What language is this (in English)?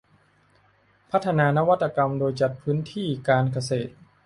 Thai